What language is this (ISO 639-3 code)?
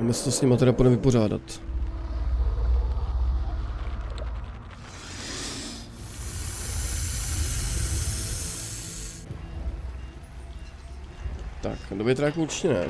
ces